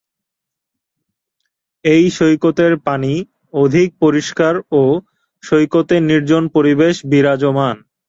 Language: Bangla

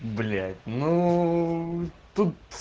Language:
Russian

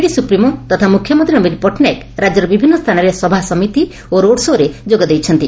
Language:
Odia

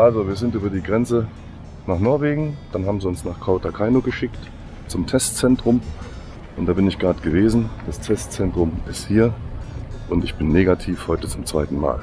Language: German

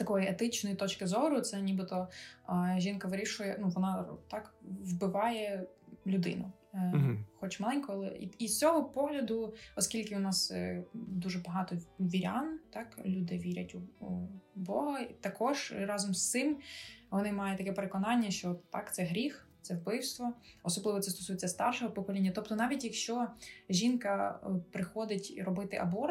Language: Ukrainian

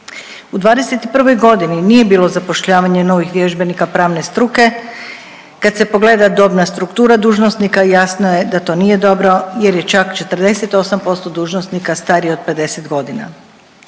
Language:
Croatian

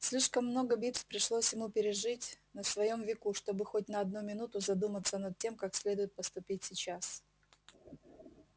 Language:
Russian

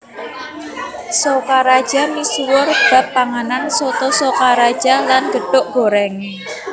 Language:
Javanese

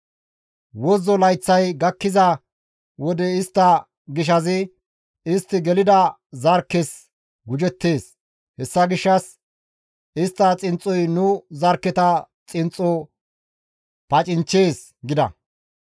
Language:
Gamo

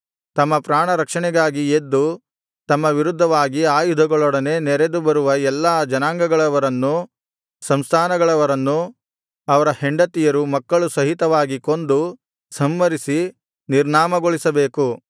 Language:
Kannada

